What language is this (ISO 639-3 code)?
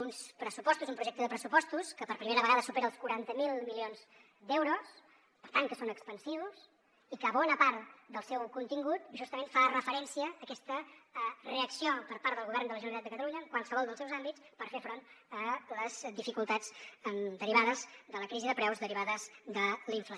cat